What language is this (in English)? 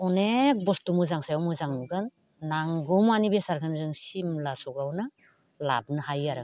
Bodo